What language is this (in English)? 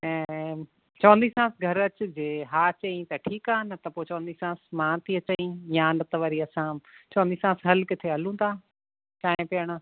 Sindhi